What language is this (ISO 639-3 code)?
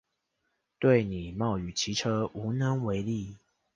zho